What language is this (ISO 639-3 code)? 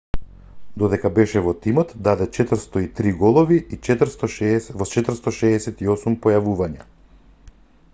mkd